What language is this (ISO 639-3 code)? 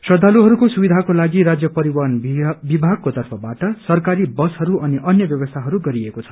nep